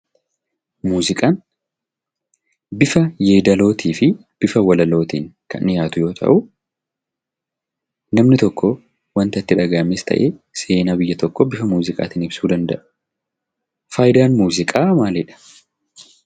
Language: Oromo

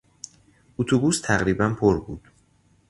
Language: Persian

